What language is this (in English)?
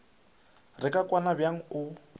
Northern Sotho